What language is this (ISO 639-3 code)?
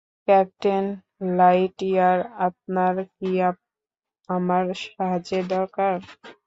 ben